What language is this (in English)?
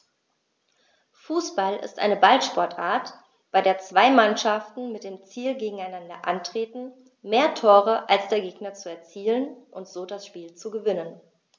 German